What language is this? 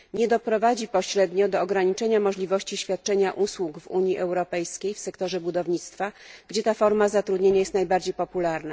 Polish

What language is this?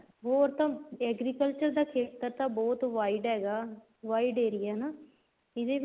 Punjabi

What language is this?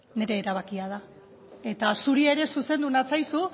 Basque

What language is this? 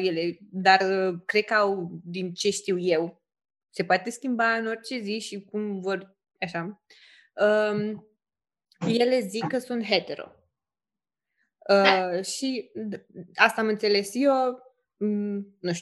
Romanian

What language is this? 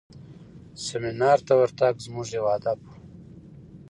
Pashto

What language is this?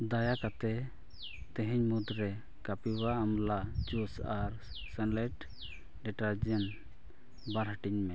Santali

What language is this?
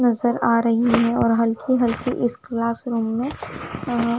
Hindi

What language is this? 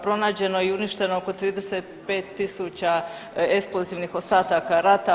Croatian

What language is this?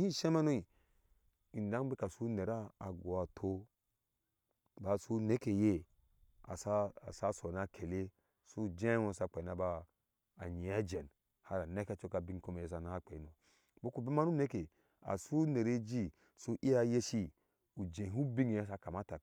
Ashe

